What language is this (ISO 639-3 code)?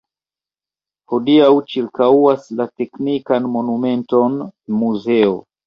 epo